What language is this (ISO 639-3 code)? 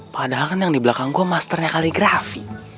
ind